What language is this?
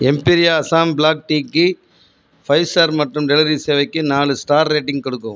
Tamil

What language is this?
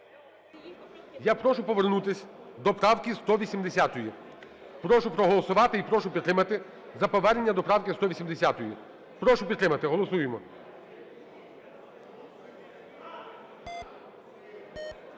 Ukrainian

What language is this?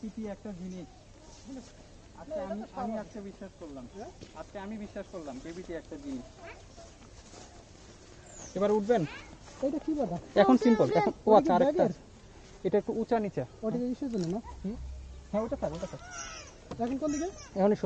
Polish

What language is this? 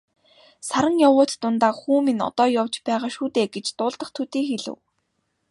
Mongolian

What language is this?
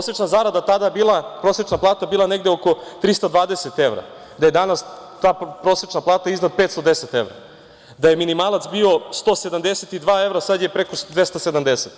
Serbian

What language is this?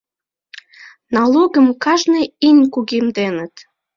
Mari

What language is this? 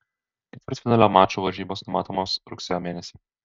Lithuanian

